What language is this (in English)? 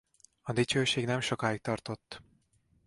Hungarian